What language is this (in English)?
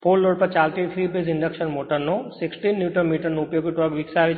Gujarati